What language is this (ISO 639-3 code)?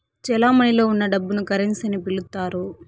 tel